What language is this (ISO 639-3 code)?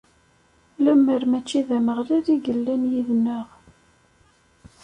kab